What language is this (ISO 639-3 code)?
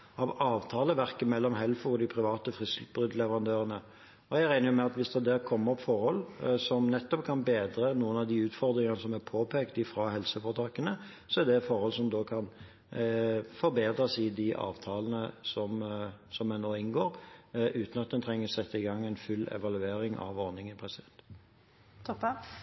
nob